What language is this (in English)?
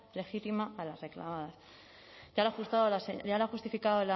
Spanish